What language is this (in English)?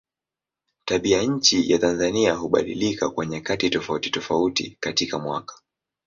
Swahili